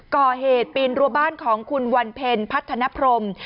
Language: Thai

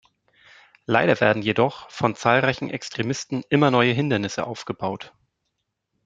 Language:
German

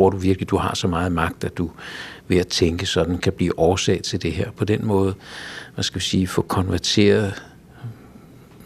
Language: Danish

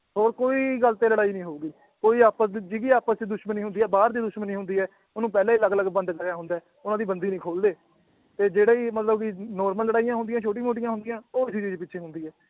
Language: Punjabi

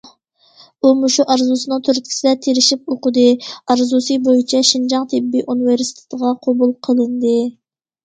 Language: Uyghur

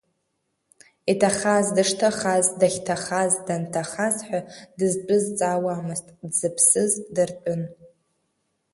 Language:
Abkhazian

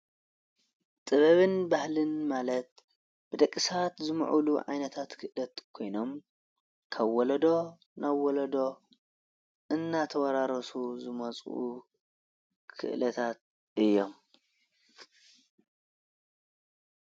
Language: Tigrinya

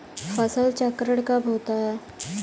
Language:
Hindi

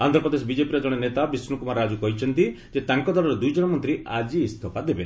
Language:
Odia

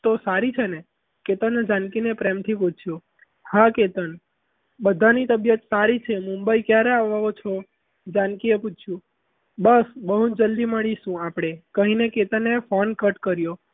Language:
Gujarati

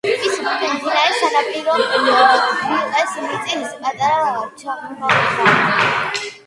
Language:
Georgian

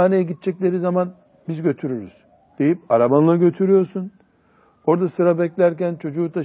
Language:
Turkish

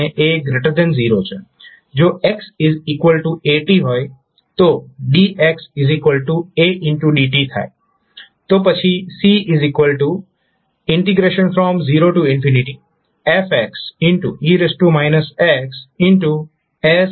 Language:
Gujarati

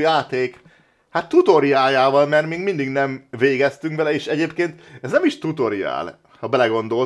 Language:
Hungarian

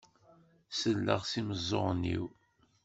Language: Kabyle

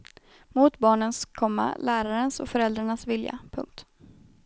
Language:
Swedish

